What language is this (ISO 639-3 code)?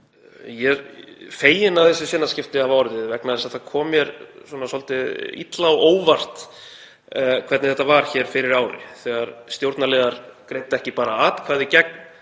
isl